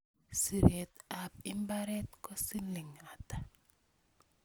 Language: Kalenjin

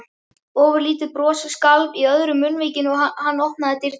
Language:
Icelandic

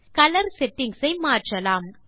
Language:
Tamil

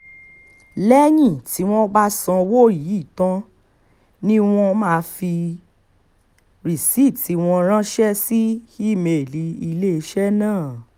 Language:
Yoruba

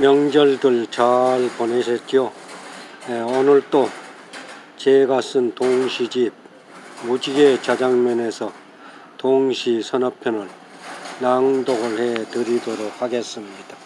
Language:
Korean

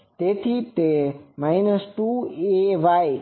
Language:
Gujarati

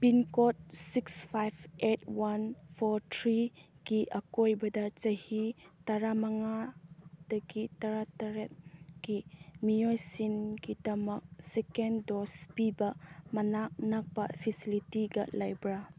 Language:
Manipuri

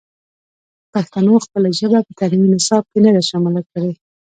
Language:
Pashto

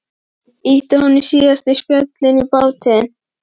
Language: Icelandic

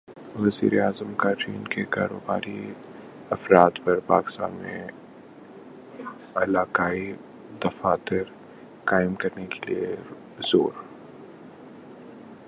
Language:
Urdu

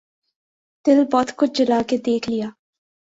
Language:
Urdu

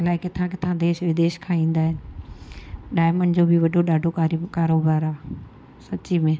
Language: Sindhi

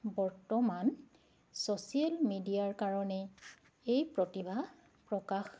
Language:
Assamese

